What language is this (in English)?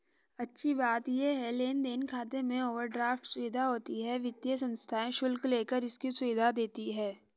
Hindi